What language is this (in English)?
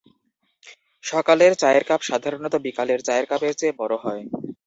Bangla